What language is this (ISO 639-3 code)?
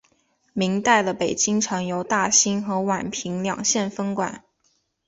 zho